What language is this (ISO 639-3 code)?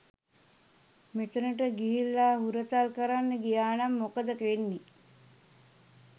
sin